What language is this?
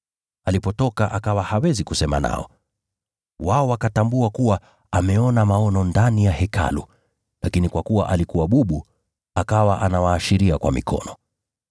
Swahili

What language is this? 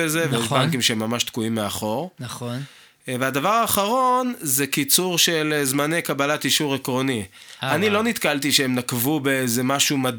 Hebrew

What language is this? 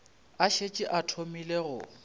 Northern Sotho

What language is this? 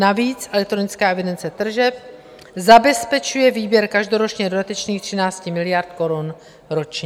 Czech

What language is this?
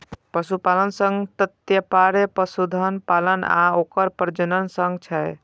Maithili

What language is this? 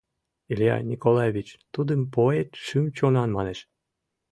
Mari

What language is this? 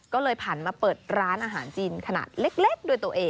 Thai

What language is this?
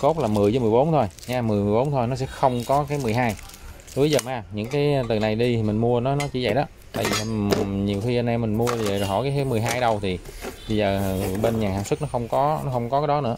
Vietnamese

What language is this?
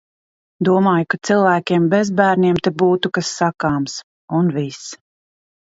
Latvian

